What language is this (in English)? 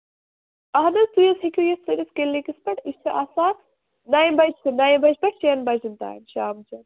Kashmiri